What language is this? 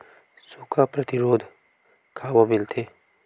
Chhattisgarhi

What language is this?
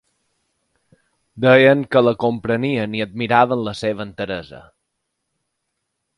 Catalan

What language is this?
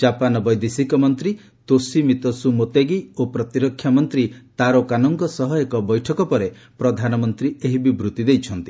Odia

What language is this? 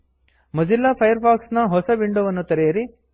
Kannada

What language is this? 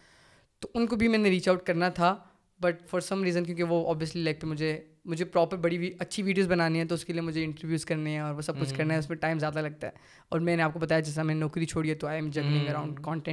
Urdu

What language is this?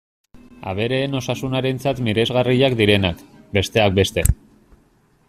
Basque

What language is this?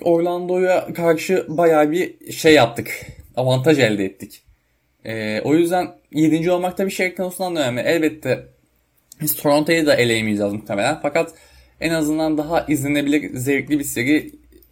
Turkish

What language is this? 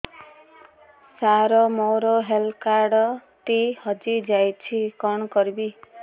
Odia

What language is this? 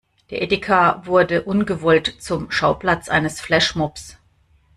German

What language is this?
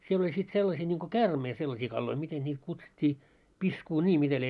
Finnish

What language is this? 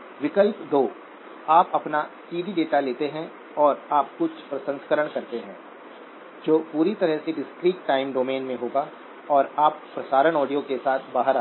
Hindi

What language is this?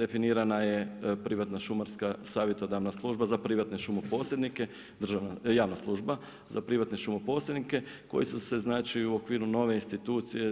Croatian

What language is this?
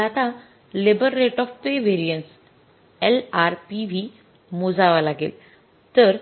Marathi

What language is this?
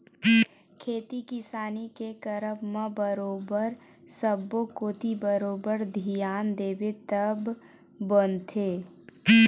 Chhattisgarhi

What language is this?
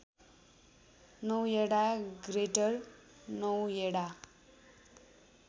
Nepali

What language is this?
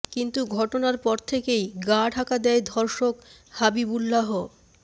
Bangla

